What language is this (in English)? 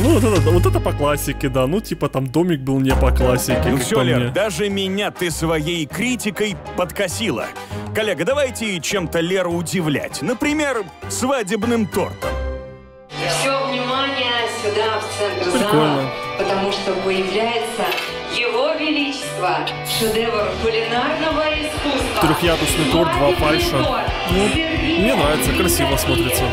Russian